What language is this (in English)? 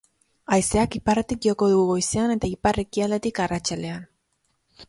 Basque